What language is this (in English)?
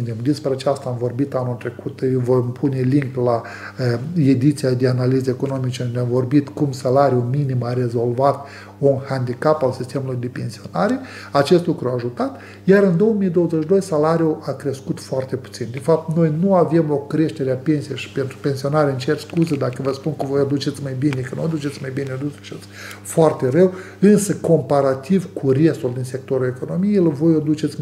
Romanian